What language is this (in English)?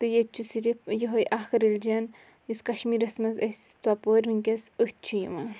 Kashmiri